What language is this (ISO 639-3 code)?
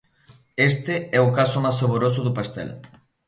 glg